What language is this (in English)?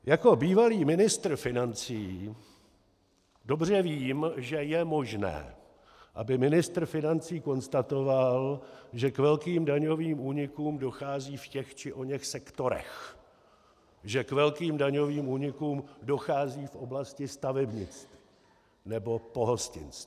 Czech